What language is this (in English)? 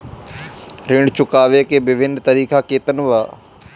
Bhojpuri